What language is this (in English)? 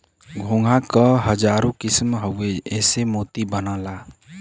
Bhojpuri